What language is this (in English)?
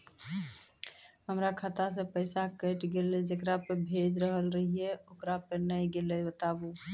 Maithili